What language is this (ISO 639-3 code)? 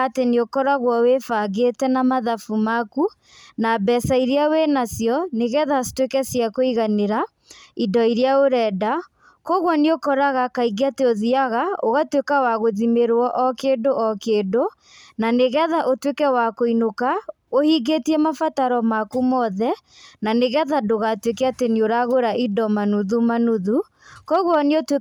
kik